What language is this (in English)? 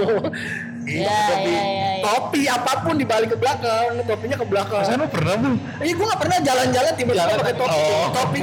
Indonesian